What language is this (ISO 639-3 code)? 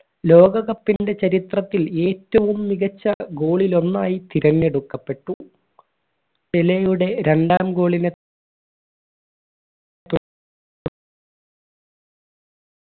mal